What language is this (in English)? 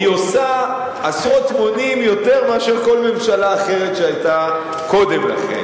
Hebrew